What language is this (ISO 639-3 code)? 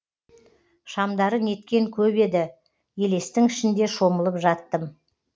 kaz